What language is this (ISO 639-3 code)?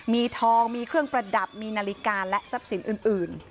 tha